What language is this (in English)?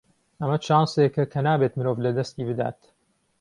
Central Kurdish